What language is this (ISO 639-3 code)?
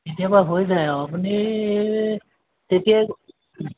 asm